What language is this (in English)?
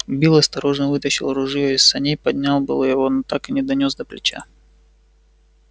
Russian